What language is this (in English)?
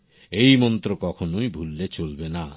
Bangla